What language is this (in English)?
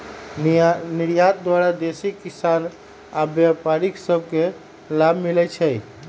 Magahi